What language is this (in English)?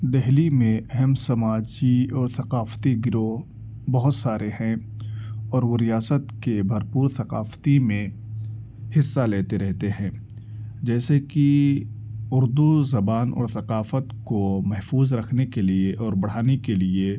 Urdu